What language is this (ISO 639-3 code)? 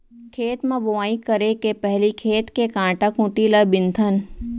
hne